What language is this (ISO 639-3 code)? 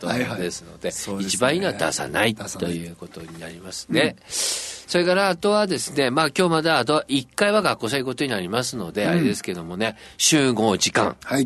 jpn